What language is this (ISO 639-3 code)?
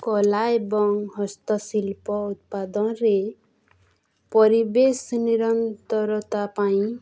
ori